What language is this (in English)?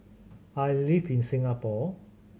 English